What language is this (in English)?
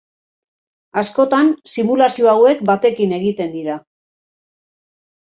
Basque